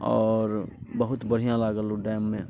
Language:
Maithili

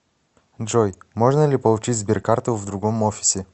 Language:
Russian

